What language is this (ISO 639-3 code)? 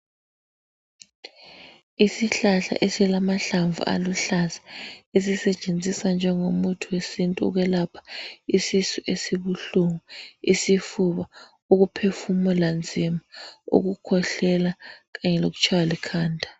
nde